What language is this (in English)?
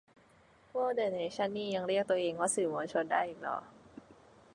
Thai